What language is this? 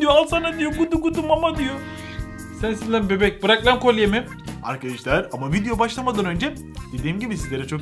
Turkish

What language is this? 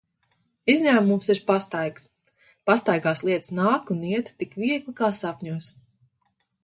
Latvian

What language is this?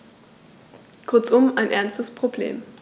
German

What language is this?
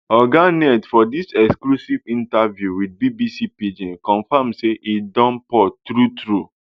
Nigerian Pidgin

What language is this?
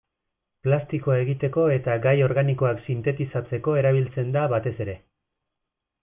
Basque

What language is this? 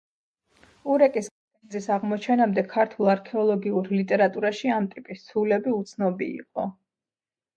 Georgian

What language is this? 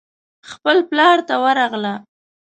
Pashto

